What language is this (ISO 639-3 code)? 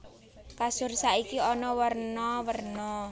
jav